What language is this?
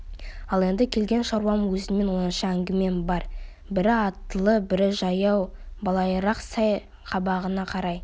Kazakh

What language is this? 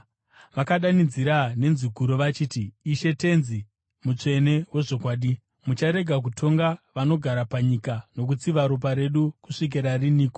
Shona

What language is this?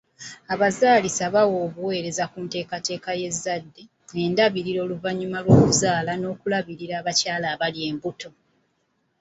Ganda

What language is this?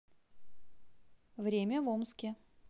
Russian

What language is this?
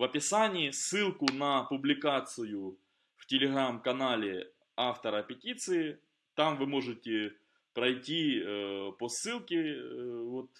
Russian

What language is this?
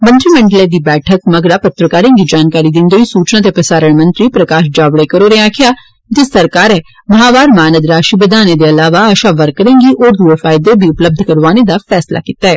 Dogri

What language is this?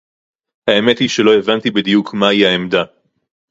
Hebrew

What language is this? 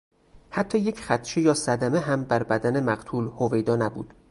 Persian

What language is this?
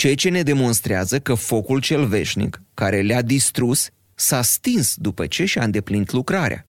Romanian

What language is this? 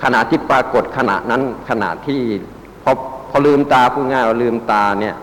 Thai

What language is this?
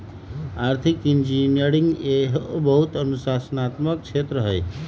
Magahi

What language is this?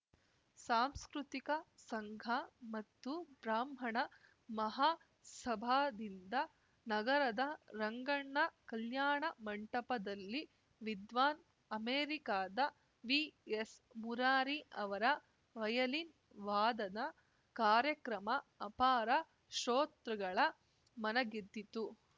Kannada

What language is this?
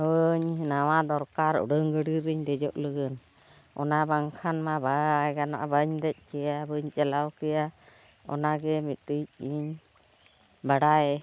Santali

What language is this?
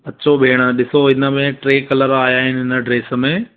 Sindhi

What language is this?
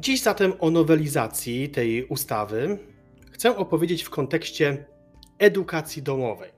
Polish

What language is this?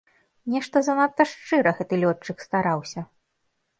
Belarusian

